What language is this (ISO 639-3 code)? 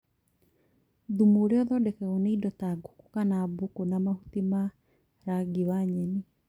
kik